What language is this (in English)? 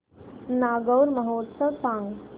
Marathi